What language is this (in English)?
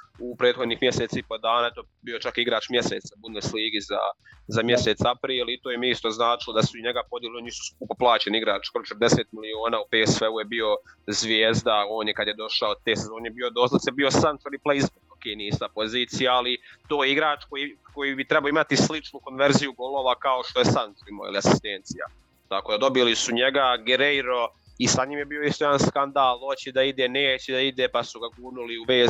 Croatian